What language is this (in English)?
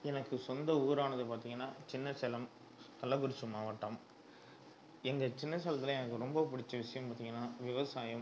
Tamil